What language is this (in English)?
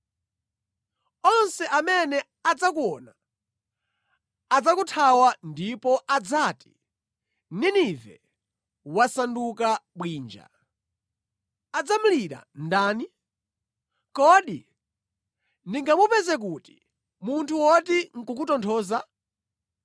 Nyanja